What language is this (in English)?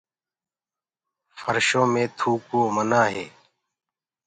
Gurgula